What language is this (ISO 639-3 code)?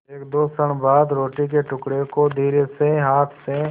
hin